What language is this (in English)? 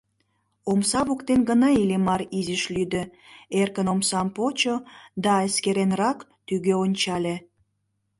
Mari